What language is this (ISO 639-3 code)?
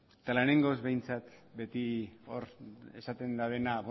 eus